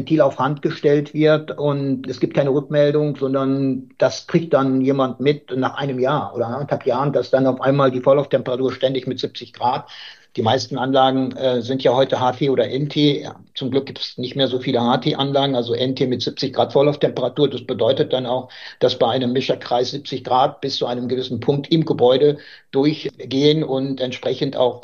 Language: German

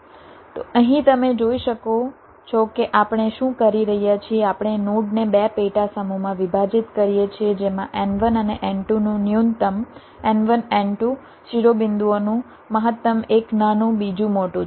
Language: Gujarati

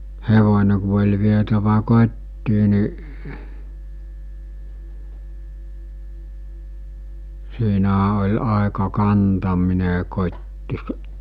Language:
Finnish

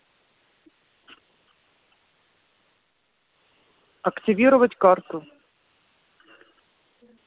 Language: Russian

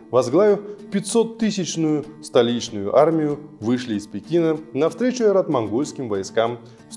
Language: Russian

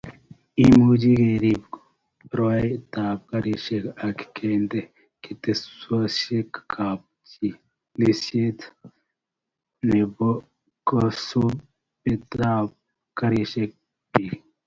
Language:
Kalenjin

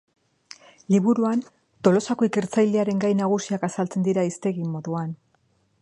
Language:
Basque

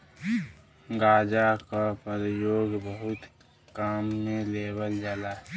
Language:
Bhojpuri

